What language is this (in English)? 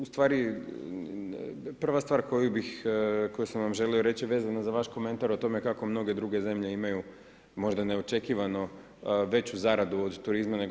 Croatian